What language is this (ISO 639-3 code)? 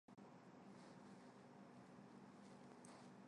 zho